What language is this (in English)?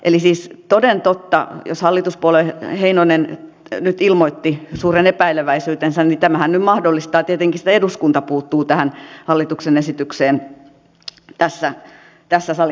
Finnish